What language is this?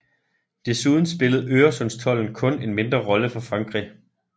Danish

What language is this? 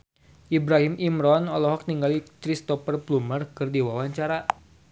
Sundanese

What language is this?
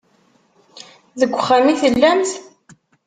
Kabyle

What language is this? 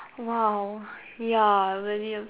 English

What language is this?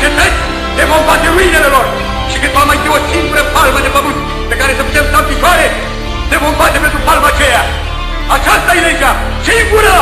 Romanian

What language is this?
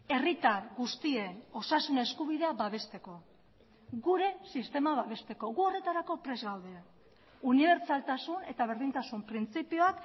Basque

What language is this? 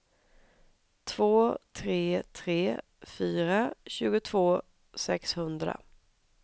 Swedish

